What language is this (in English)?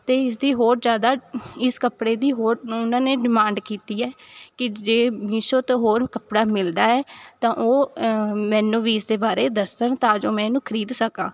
Punjabi